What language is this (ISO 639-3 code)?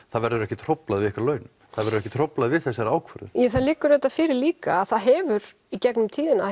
isl